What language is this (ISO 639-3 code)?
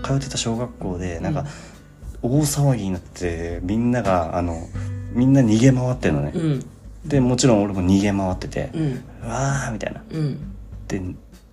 jpn